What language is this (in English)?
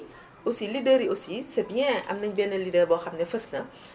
Wolof